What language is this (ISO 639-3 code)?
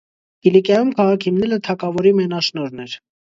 hye